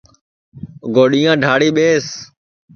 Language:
Sansi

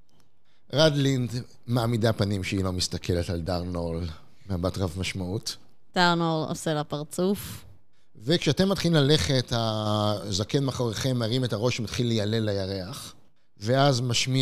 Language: Hebrew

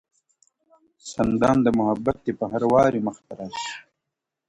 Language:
Pashto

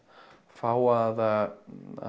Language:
Icelandic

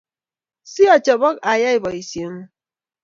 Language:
Kalenjin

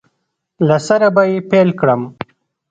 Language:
Pashto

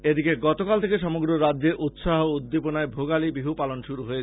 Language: Bangla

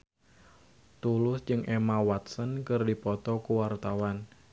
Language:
Sundanese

